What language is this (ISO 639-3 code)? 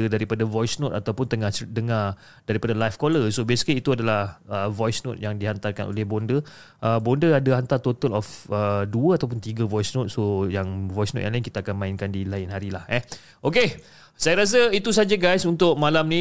msa